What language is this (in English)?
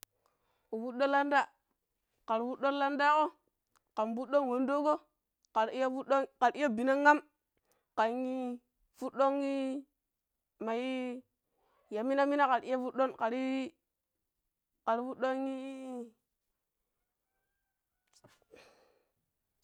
Pero